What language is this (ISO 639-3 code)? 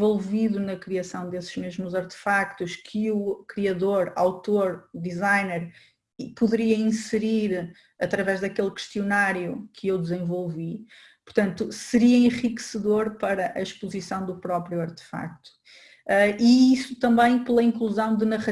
por